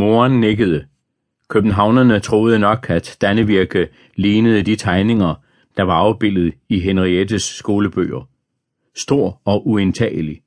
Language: Danish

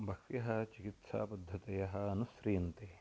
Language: Sanskrit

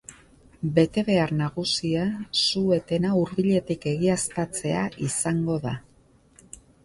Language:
Basque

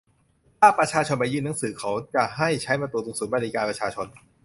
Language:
Thai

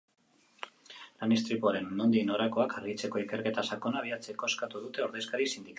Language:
Basque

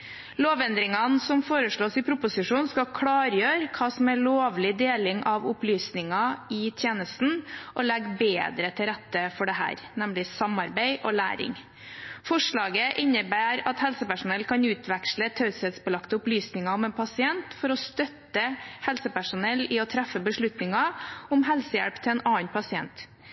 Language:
Norwegian Bokmål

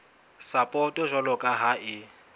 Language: Southern Sotho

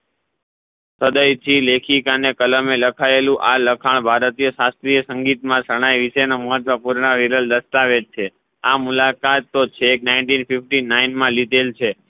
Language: Gujarati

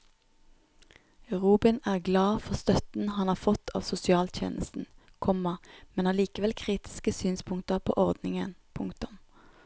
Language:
Norwegian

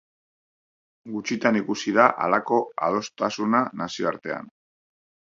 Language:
Basque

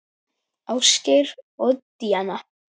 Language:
Icelandic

